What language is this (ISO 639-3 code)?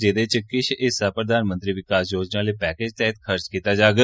doi